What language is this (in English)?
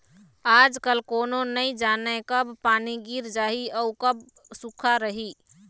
Chhattisgarhi